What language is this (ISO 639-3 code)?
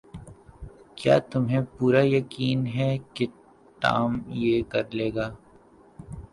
urd